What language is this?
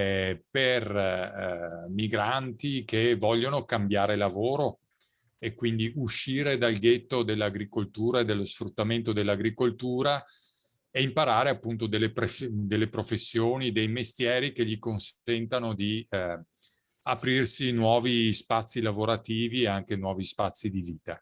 Italian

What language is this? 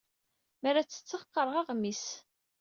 Kabyle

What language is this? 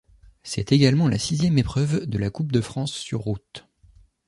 French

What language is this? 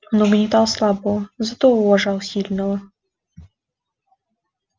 Russian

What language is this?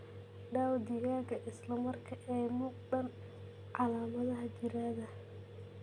Somali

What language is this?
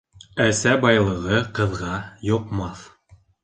Bashkir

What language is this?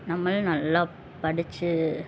Tamil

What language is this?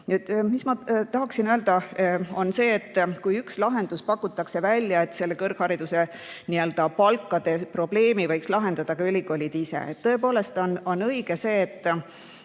Estonian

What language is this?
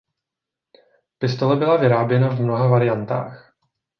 Czech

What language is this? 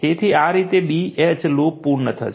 Gujarati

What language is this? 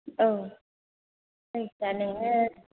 Bodo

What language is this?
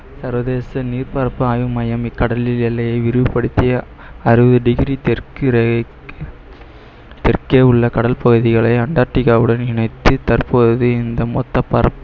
Tamil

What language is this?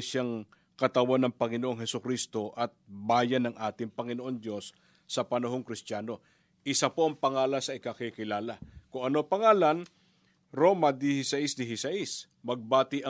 Filipino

